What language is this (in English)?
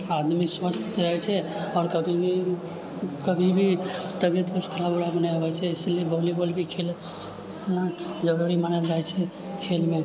Maithili